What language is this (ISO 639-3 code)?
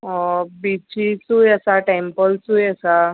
kok